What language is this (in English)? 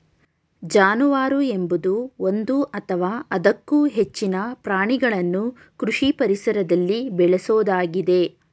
Kannada